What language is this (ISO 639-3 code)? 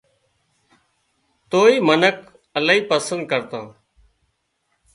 kxp